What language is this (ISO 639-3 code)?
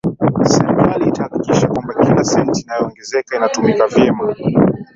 swa